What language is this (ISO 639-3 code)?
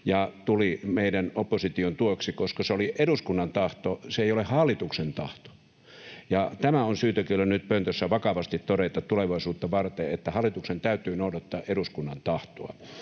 fin